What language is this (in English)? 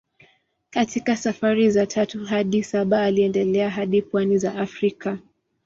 Swahili